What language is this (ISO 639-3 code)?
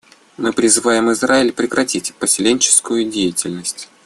rus